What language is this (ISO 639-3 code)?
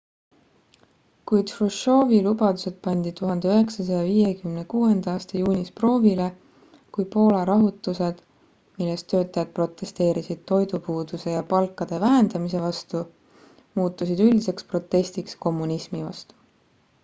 est